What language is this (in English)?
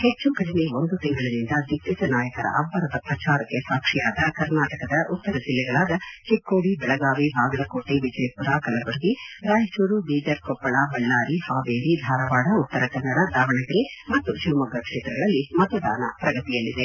Kannada